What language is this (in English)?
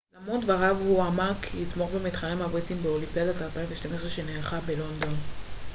Hebrew